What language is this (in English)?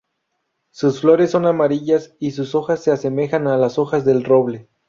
Spanish